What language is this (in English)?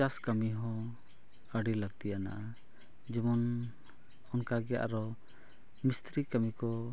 Santali